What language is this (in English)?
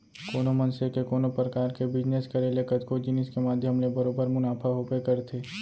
Chhattisgarhi